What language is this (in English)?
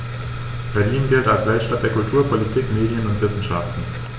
German